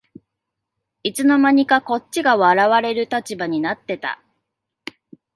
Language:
Japanese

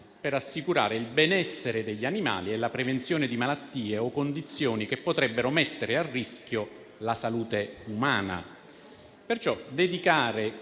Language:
Italian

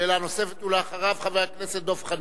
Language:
Hebrew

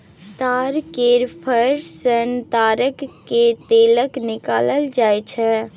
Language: Maithili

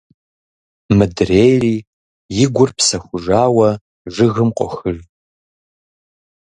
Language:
Kabardian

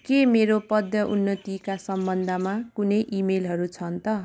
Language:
Nepali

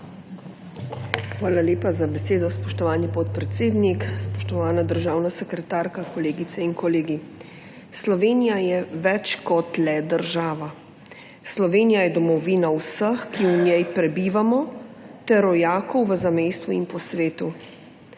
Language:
Slovenian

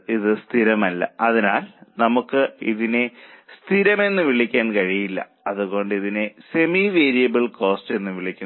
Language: Malayalam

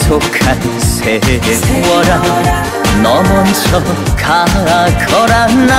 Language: Korean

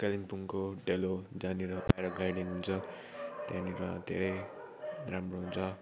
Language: Nepali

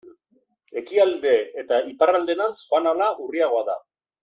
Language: Basque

